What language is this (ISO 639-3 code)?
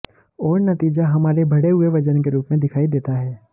hin